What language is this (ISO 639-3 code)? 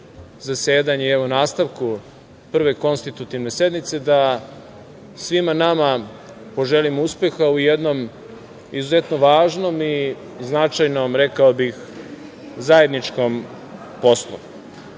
srp